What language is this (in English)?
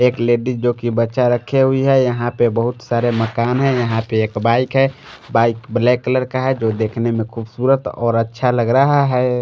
Hindi